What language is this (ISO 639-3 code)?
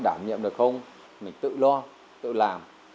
vie